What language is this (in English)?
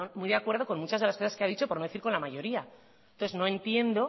Spanish